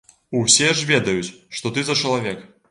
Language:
Belarusian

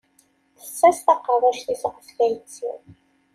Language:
Kabyle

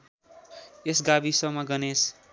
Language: Nepali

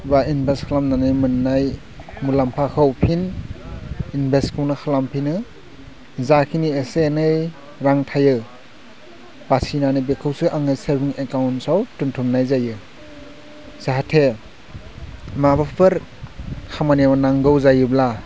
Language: Bodo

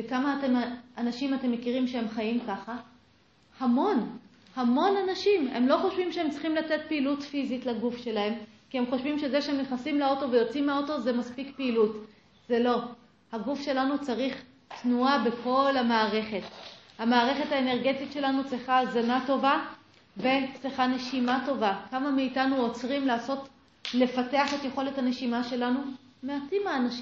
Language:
Hebrew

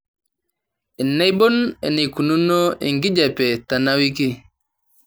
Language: Masai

